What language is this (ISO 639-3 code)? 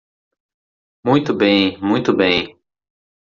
por